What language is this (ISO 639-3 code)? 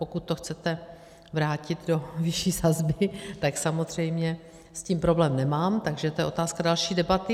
ces